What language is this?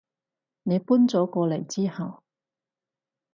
Cantonese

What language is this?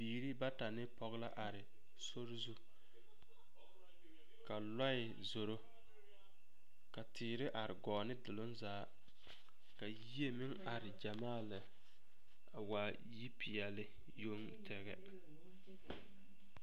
Southern Dagaare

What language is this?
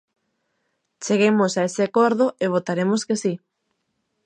Galician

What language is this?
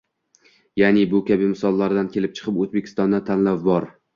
Uzbek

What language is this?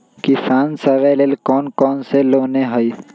Magahi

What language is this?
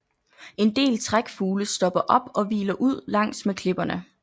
Danish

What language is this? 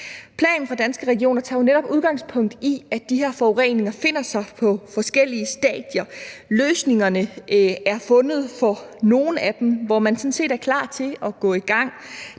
Danish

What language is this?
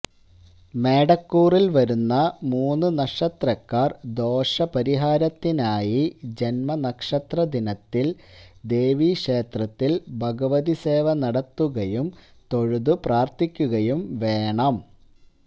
Malayalam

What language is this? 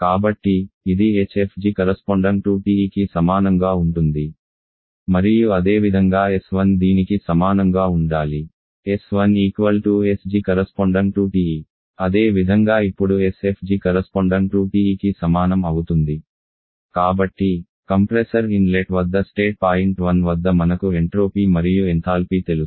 Telugu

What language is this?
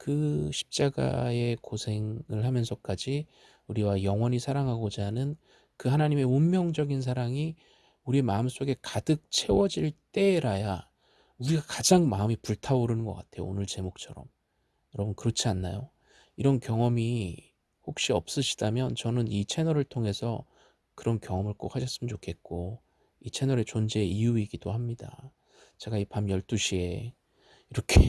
Korean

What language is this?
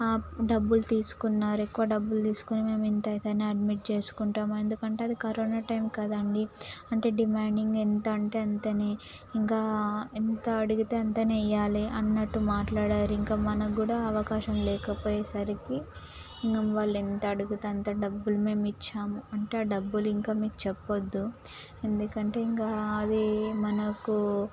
Telugu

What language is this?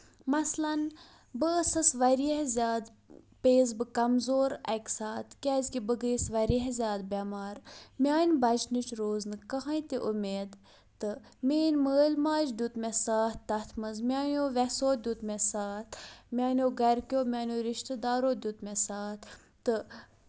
Kashmiri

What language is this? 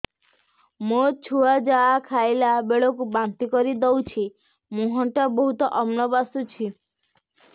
Odia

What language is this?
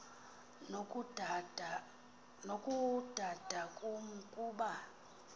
Xhosa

